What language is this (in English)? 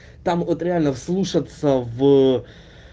Russian